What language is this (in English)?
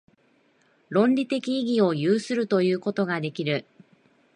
Japanese